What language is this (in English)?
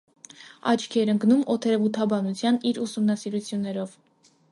Armenian